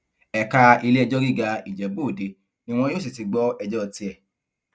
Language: Yoruba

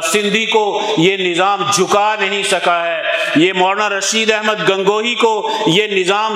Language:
Urdu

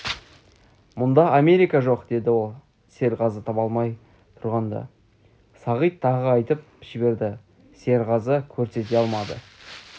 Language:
Kazakh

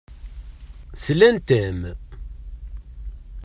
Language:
Kabyle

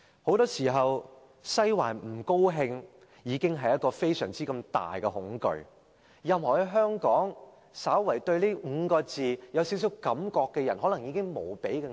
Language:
Cantonese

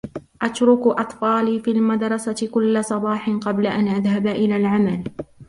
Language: Arabic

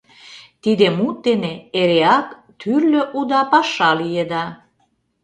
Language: Mari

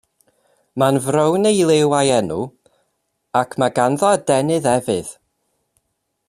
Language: Welsh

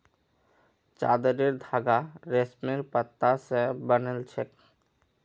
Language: Magahi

